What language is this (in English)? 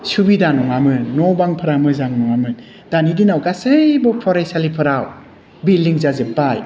Bodo